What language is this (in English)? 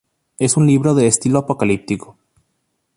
Spanish